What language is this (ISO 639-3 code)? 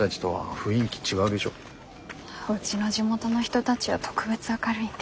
jpn